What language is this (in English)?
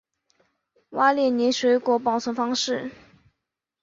Chinese